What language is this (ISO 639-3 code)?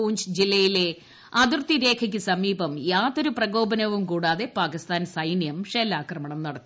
mal